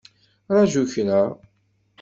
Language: Kabyle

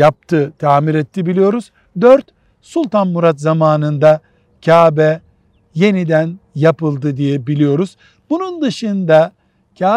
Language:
Turkish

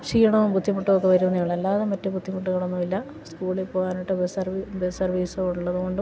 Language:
Malayalam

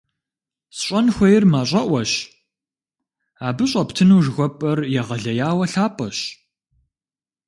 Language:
Kabardian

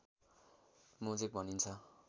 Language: Nepali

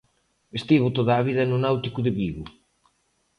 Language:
Galician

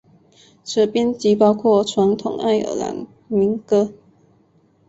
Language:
Chinese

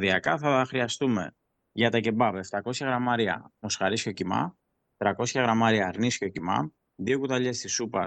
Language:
Greek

